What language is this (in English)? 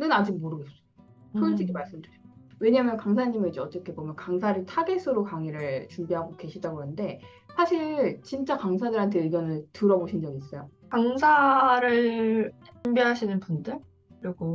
Korean